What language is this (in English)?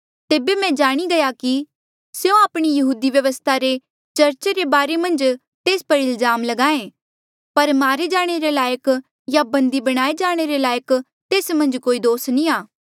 Mandeali